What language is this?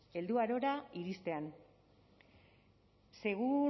Basque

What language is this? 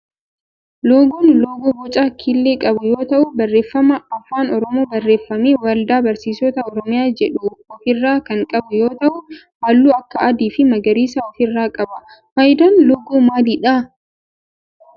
Oromo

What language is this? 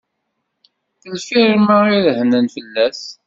Kabyle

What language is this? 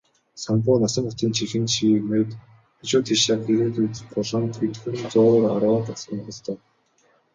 Mongolian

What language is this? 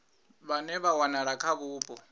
Venda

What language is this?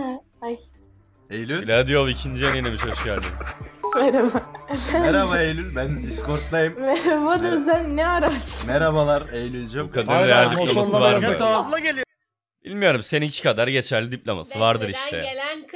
Turkish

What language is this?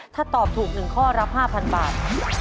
Thai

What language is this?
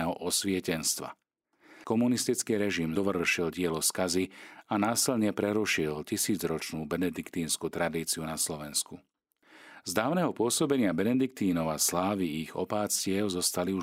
Slovak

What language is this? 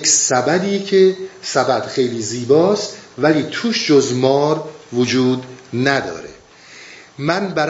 Persian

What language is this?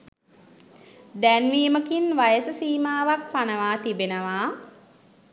Sinhala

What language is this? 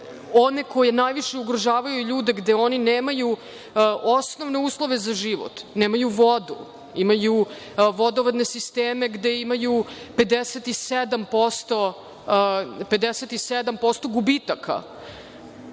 Serbian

